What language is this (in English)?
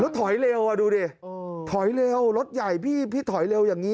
Thai